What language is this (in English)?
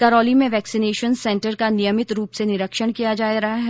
Hindi